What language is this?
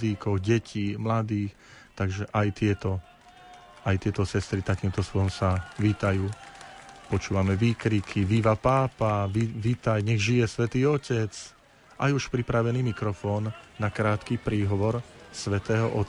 Slovak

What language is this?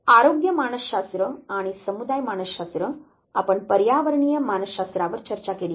Marathi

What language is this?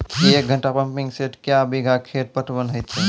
Maithili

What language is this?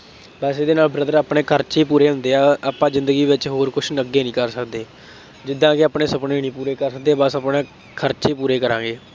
Punjabi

